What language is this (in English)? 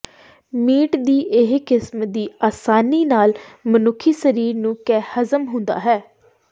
Punjabi